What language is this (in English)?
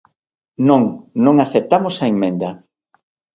Galician